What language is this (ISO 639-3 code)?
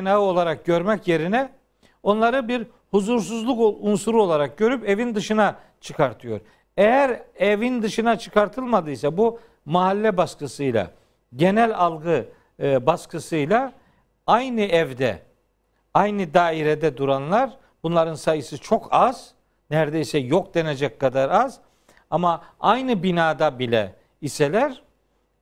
tur